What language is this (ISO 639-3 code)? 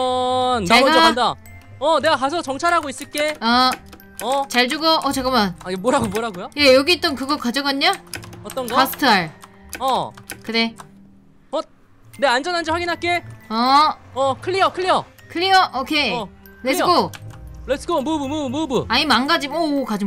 kor